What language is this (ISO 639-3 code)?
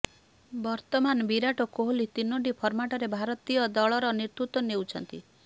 ori